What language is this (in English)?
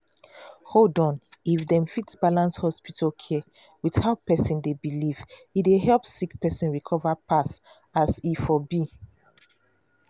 Nigerian Pidgin